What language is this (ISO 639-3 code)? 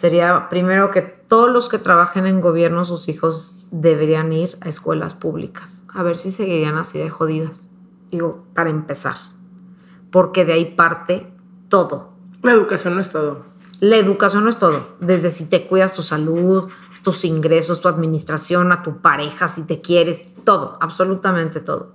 spa